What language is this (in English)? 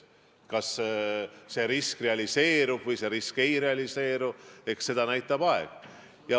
Estonian